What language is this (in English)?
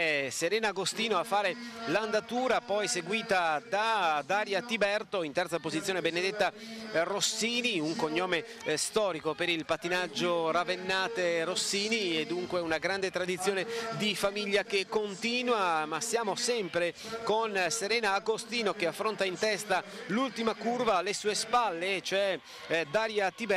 Italian